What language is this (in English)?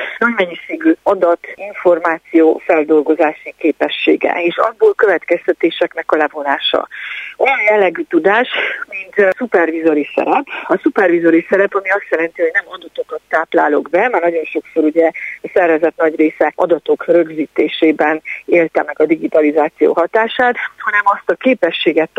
Hungarian